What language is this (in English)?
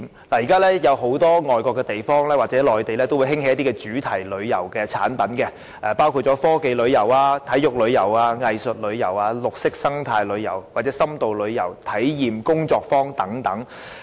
Cantonese